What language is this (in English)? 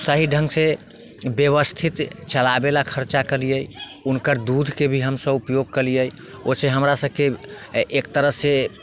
Maithili